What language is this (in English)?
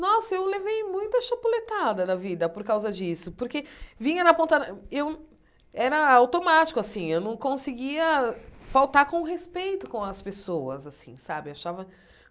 Portuguese